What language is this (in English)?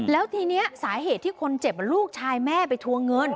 Thai